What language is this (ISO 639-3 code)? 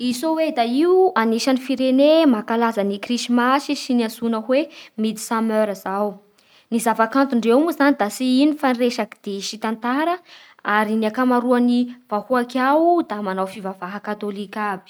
bhr